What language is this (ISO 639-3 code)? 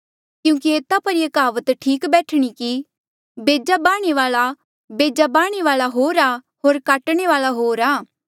mjl